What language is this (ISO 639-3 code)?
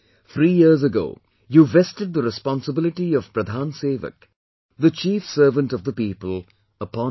eng